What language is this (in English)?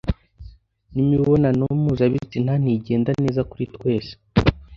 Kinyarwanda